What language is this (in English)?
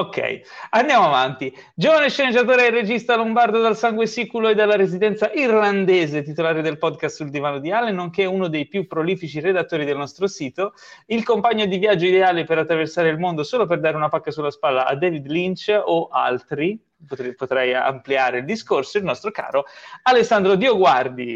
Italian